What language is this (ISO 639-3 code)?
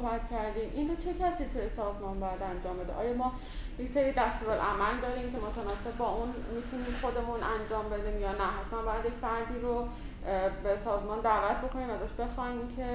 fas